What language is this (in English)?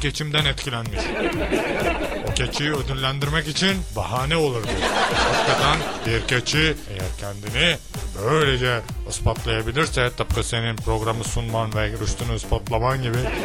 Turkish